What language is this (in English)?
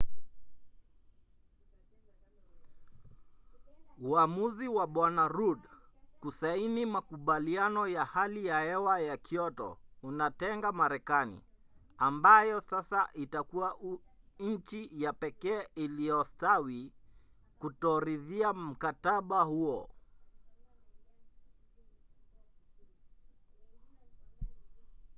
Swahili